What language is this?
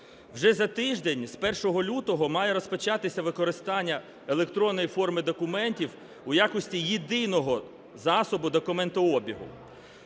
Ukrainian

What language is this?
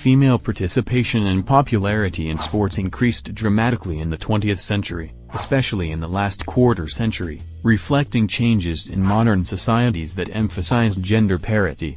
English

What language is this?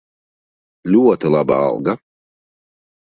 Latvian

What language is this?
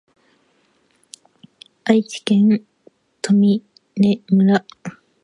Japanese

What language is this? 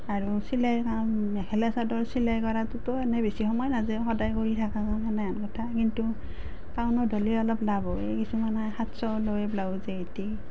Assamese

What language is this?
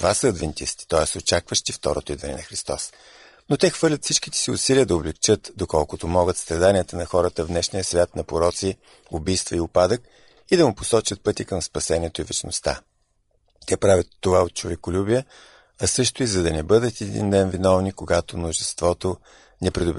Bulgarian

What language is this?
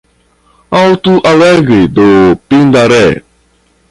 Portuguese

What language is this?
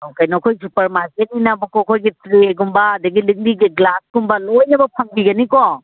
Manipuri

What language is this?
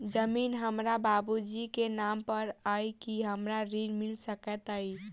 Maithili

